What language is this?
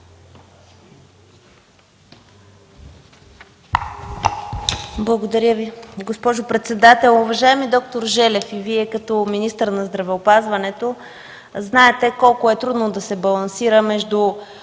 Bulgarian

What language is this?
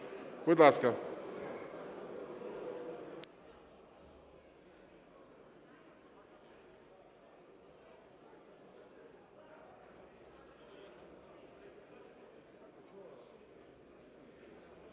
Ukrainian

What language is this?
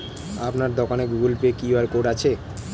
Bangla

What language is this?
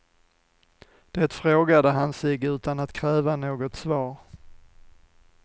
Swedish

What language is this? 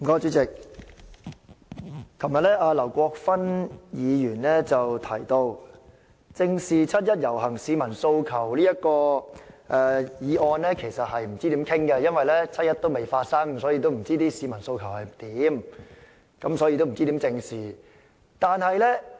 Cantonese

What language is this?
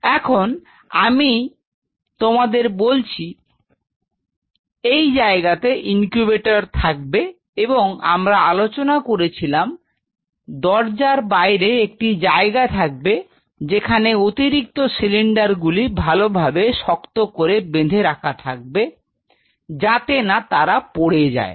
Bangla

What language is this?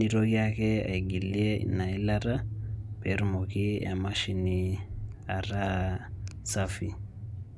Masai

